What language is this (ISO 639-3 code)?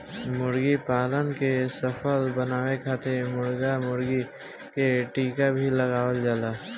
bho